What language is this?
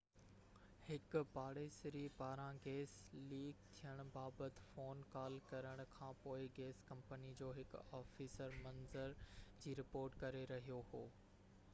Sindhi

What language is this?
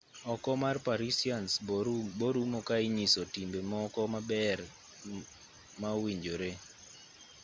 Luo (Kenya and Tanzania)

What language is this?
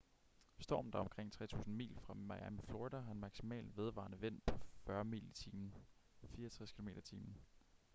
Danish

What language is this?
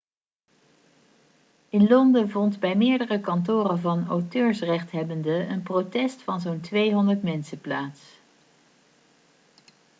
Dutch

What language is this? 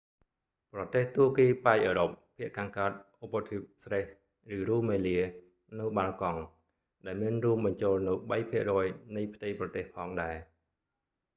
Khmer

